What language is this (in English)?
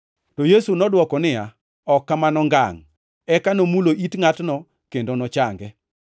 Luo (Kenya and Tanzania)